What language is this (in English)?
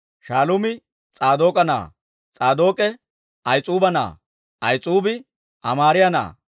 Dawro